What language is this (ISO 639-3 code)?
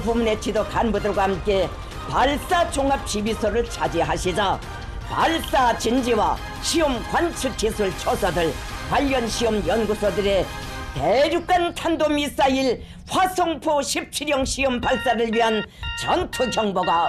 kor